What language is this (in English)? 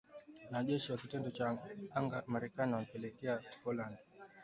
Swahili